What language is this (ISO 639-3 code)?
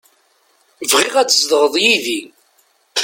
kab